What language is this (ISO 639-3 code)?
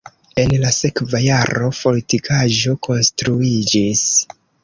epo